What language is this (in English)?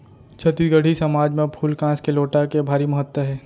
Chhattisgarhi